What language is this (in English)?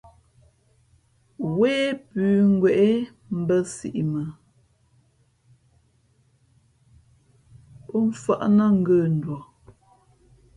Fe'fe'